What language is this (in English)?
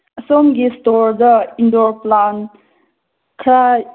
Manipuri